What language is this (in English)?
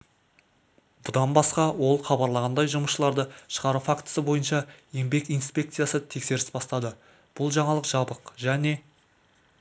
Kazakh